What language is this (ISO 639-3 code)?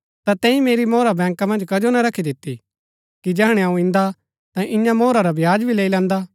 gbk